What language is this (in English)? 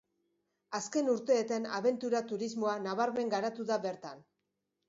Basque